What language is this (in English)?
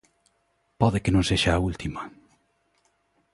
Galician